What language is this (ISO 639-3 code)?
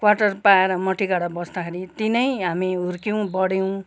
nep